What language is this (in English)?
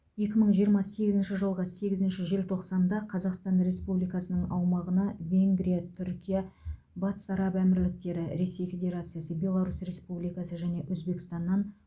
Kazakh